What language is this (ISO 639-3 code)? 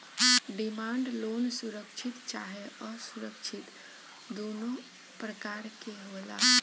bho